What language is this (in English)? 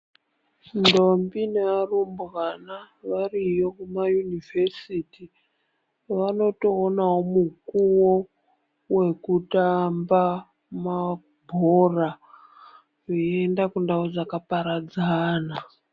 Ndau